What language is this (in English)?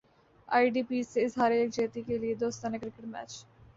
Urdu